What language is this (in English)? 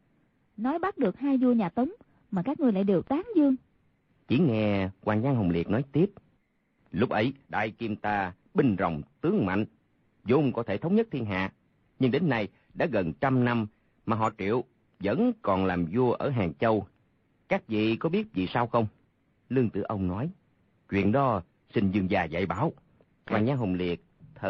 Vietnamese